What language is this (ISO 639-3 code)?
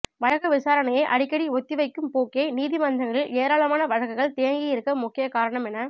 tam